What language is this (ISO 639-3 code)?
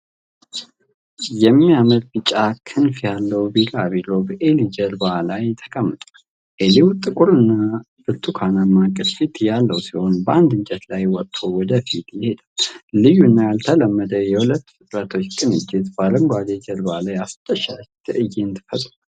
amh